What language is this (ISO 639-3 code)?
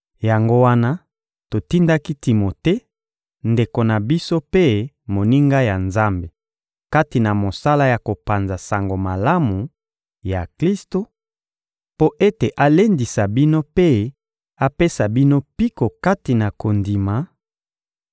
lin